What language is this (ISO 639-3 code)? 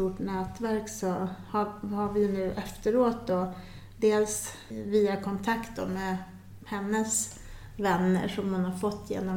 swe